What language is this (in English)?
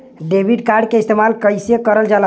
Bhojpuri